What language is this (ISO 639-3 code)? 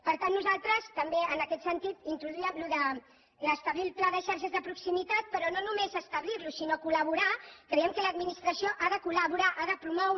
cat